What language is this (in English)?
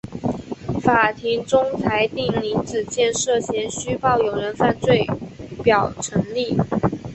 Chinese